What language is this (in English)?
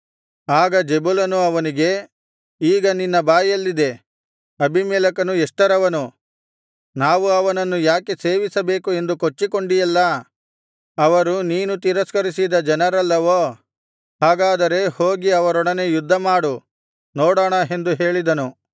Kannada